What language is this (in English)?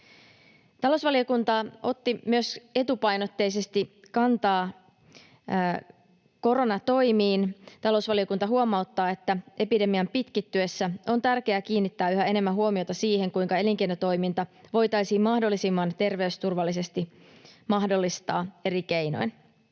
Finnish